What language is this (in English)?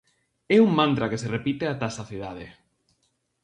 Galician